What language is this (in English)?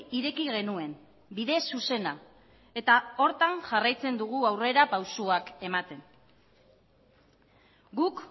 Basque